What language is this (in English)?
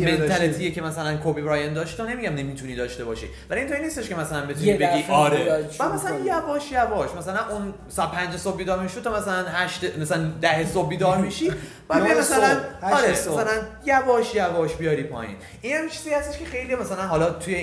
Persian